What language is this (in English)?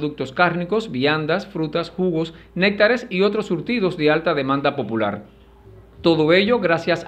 Spanish